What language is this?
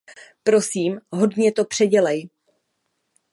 Czech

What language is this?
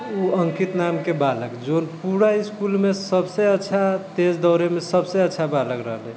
Maithili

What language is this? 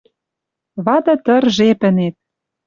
Western Mari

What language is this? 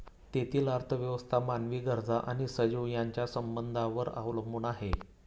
Marathi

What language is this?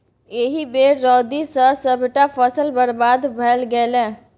Maithili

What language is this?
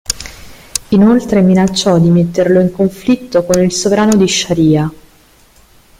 Italian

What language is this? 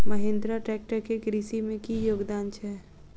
Maithili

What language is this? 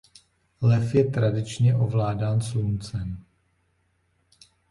Czech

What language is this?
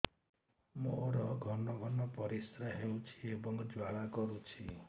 Odia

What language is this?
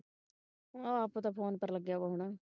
Punjabi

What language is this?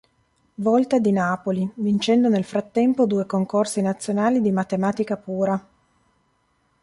Italian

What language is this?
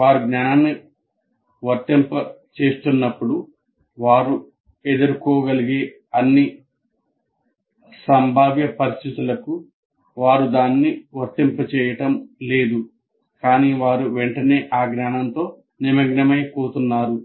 Telugu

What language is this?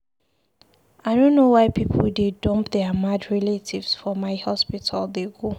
Nigerian Pidgin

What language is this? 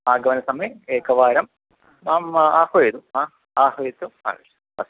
Sanskrit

